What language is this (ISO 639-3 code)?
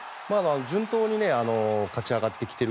jpn